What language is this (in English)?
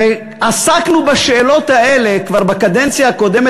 Hebrew